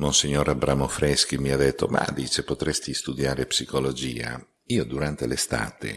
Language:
Italian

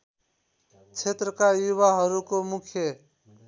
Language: Nepali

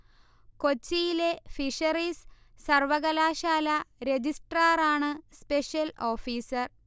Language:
Malayalam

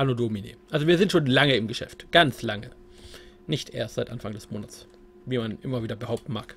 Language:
German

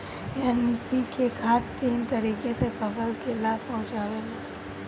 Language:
Bhojpuri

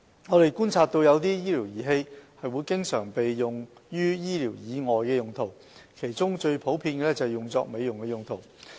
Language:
Cantonese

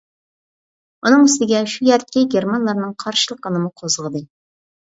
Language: Uyghur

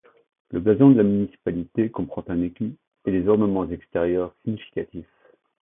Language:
French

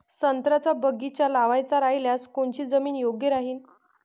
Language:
Marathi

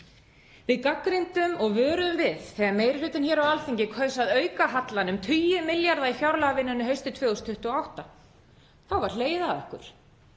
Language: Icelandic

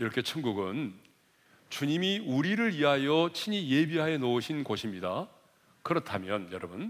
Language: Korean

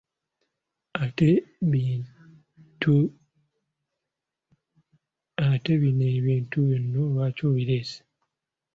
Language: Ganda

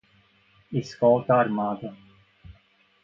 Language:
Portuguese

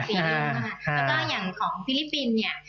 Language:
Thai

